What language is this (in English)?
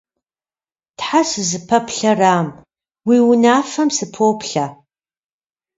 Kabardian